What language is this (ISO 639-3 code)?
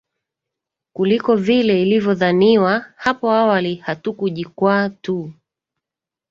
swa